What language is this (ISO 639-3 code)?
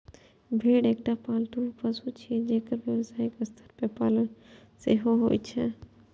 mai